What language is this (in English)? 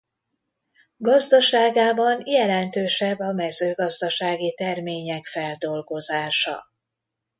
Hungarian